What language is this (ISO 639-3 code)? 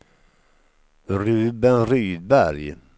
swe